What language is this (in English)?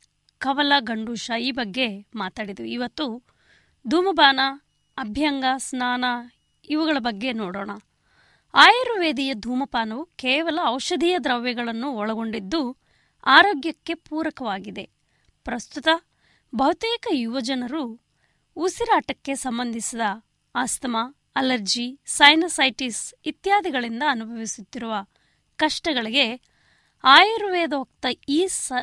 Kannada